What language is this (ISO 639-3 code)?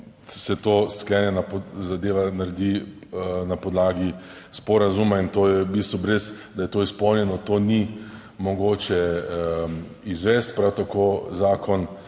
slv